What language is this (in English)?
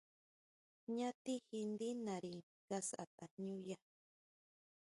Huautla Mazatec